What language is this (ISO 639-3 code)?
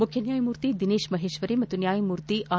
kan